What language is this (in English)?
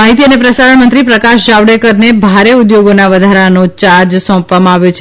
Gujarati